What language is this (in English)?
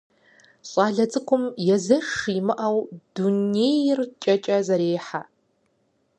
Kabardian